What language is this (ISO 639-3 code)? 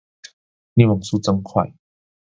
zho